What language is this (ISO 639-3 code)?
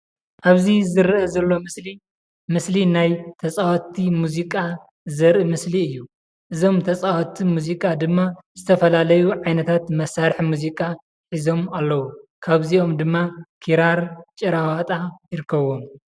tir